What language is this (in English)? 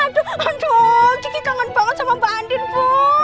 Indonesian